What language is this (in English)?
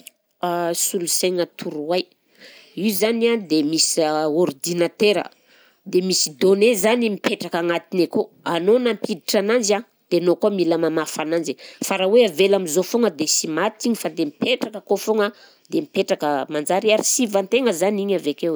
Southern Betsimisaraka Malagasy